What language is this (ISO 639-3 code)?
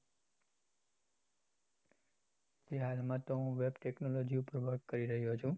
guj